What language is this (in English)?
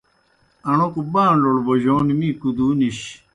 Kohistani Shina